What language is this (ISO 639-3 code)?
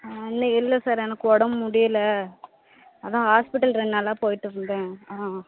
tam